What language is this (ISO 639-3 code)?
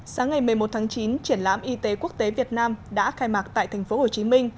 vie